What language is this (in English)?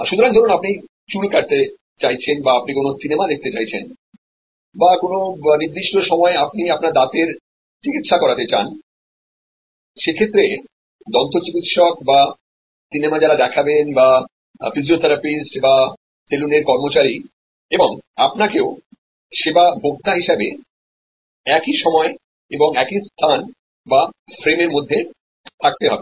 Bangla